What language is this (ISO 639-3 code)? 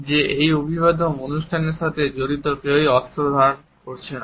ben